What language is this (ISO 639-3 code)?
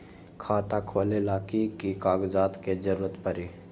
mag